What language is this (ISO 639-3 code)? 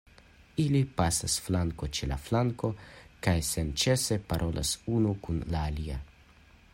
epo